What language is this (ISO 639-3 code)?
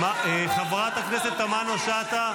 heb